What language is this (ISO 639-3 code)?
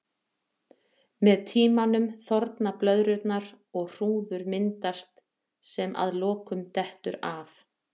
isl